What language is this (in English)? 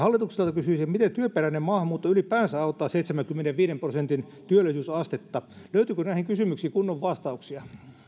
Finnish